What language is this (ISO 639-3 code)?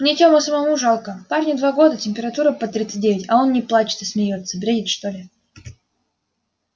rus